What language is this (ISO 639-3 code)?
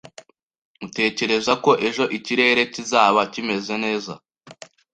kin